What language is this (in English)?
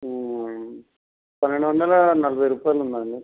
Telugu